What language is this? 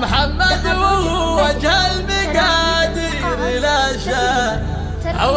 Arabic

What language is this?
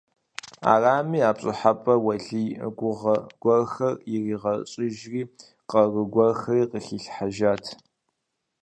Kabardian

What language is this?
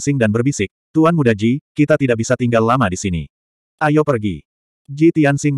Indonesian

